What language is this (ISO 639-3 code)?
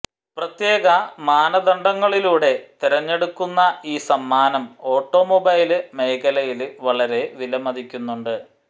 mal